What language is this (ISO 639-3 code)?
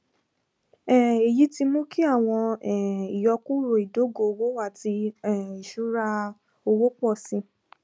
yor